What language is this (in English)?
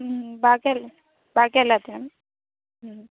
Malayalam